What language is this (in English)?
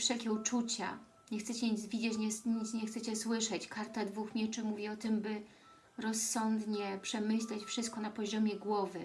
Polish